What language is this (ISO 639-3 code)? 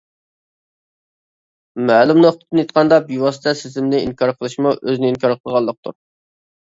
uig